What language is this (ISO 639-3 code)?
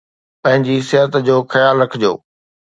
snd